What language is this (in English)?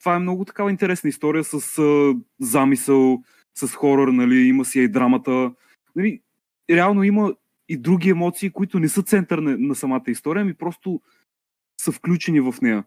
Bulgarian